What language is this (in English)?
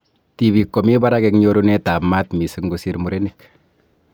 Kalenjin